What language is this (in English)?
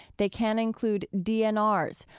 English